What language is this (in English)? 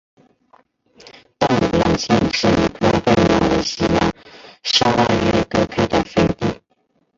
Chinese